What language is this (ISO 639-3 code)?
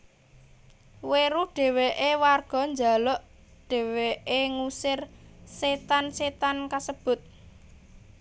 jav